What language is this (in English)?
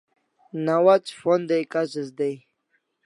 Kalasha